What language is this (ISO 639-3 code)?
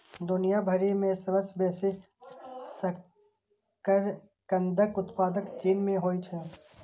mai